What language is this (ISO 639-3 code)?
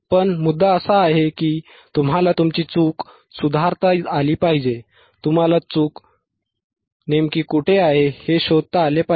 mar